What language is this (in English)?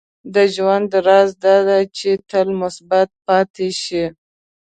Pashto